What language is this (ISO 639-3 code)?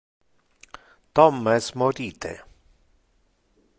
ina